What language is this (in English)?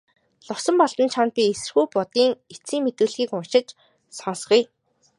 Mongolian